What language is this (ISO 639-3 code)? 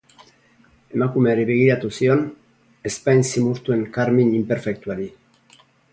eus